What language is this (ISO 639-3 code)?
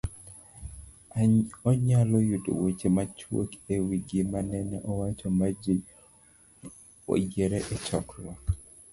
luo